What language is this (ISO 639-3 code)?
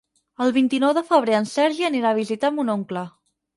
cat